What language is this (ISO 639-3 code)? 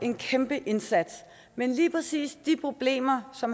dan